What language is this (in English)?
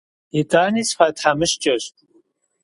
Kabardian